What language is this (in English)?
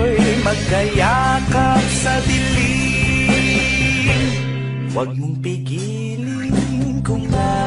Filipino